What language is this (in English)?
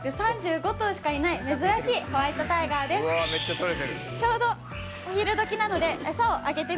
Japanese